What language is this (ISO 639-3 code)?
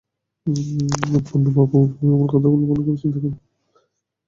ben